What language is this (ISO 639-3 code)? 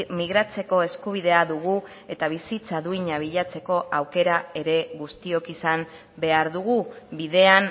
eus